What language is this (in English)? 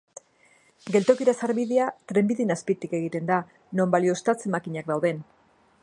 Basque